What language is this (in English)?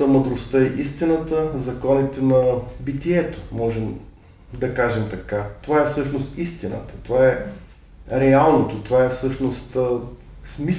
Bulgarian